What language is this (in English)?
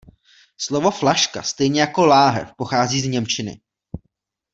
Czech